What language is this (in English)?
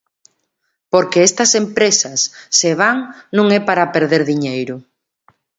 Galician